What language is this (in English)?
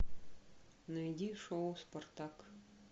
Russian